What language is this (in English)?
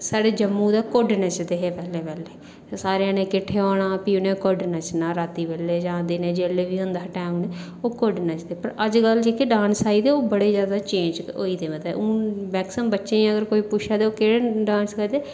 Dogri